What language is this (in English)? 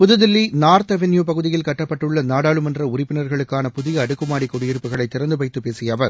Tamil